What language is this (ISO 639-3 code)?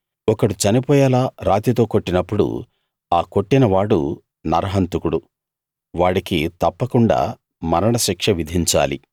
tel